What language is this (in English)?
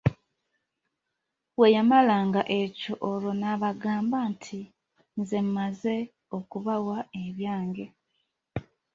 Ganda